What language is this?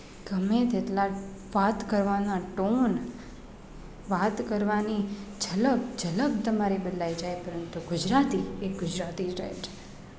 Gujarati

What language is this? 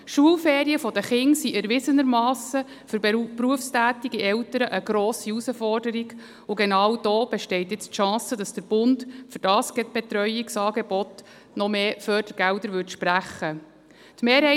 Swiss German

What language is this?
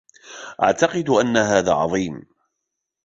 Arabic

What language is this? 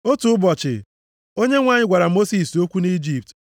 Igbo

